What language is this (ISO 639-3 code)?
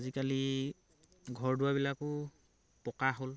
asm